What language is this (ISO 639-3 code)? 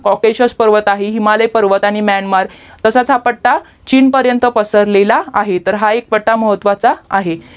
mar